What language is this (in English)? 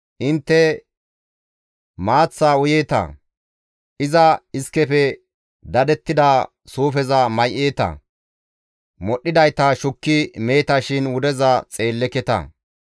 Gamo